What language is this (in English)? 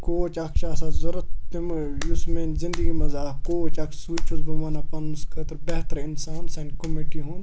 Kashmiri